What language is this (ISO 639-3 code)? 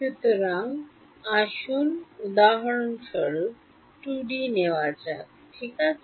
ben